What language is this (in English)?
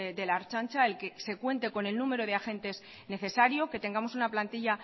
Spanish